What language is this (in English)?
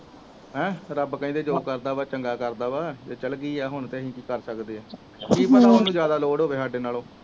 Punjabi